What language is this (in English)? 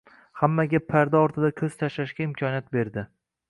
Uzbek